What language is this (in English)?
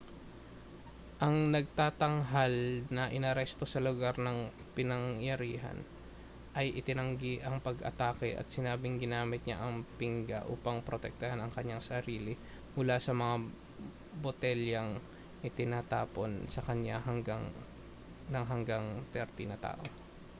Filipino